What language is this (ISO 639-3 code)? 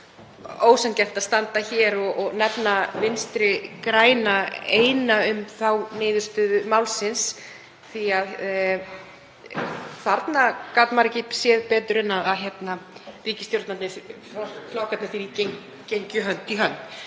isl